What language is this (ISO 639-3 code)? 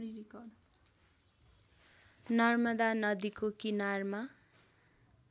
nep